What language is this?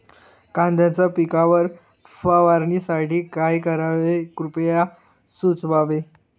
Marathi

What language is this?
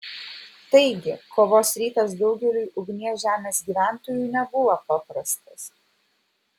Lithuanian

